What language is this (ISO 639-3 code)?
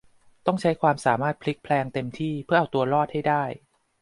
tha